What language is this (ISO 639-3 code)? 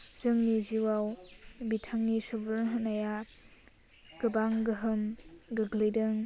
brx